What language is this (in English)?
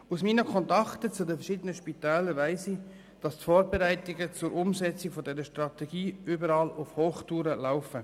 Swiss German